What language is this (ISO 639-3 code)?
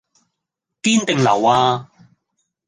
yue